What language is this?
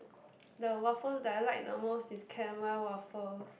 English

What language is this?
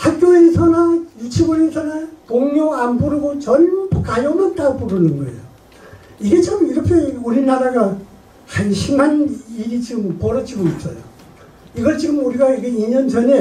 Korean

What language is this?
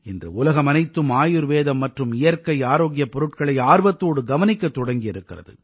Tamil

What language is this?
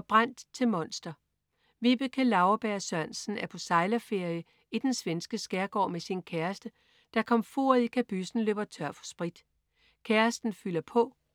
Danish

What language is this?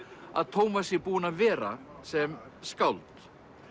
Icelandic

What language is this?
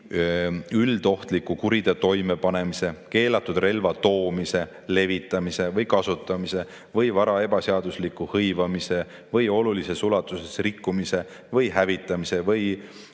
Estonian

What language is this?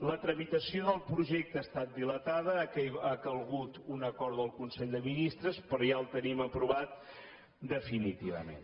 Catalan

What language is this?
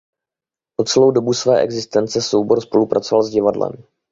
Czech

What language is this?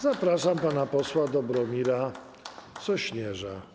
Polish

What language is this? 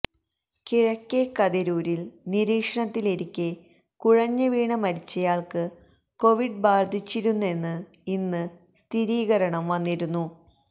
Malayalam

